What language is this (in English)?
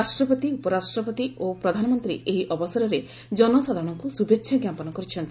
Odia